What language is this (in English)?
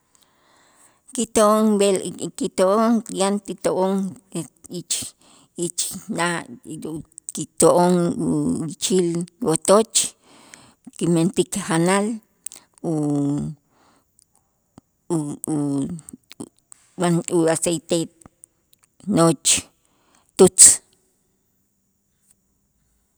Itzá